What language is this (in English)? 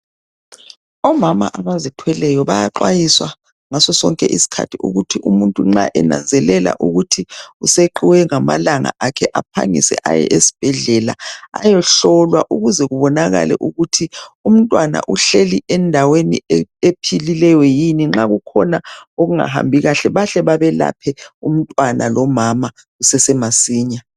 North Ndebele